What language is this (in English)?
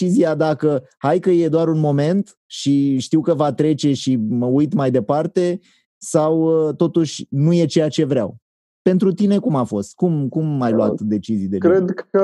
Romanian